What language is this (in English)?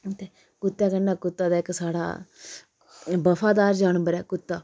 Dogri